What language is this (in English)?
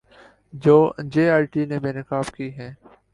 Urdu